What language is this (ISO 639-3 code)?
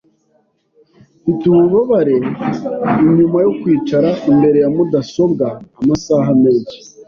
kin